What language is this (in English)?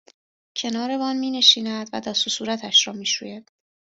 Persian